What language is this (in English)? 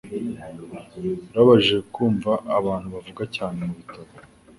Kinyarwanda